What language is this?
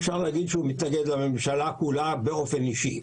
Hebrew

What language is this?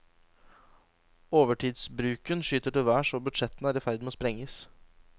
Norwegian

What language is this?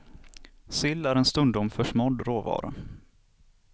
Swedish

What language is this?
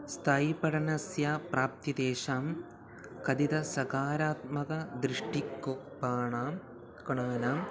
Sanskrit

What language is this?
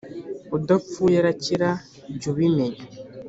Kinyarwanda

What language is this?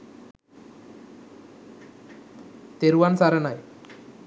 Sinhala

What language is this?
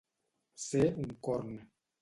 Catalan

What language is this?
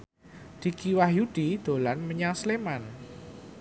Javanese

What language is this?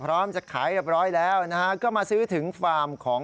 Thai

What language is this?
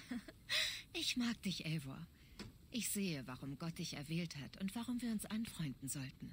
German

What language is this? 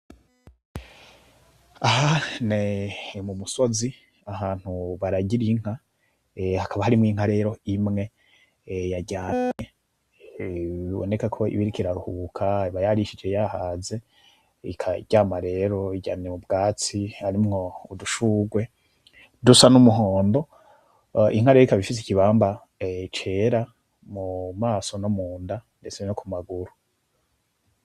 Rundi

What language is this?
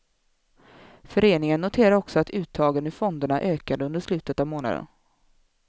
Swedish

